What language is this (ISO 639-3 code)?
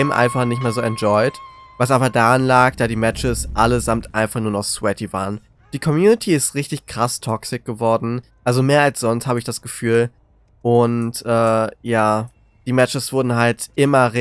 deu